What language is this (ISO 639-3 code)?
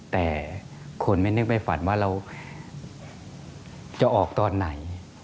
tha